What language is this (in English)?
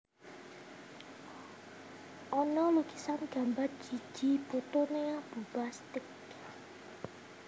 Javanese